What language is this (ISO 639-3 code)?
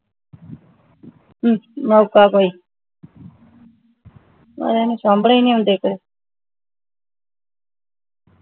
pan